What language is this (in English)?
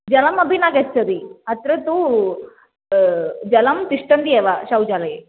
Sanskrit